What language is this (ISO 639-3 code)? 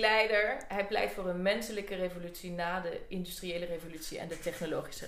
nld